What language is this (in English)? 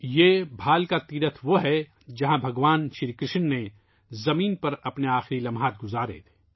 Urdu